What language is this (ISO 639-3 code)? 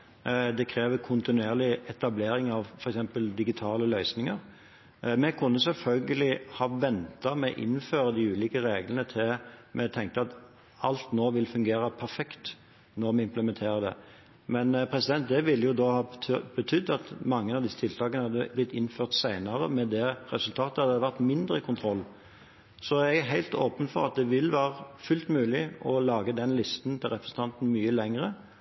nno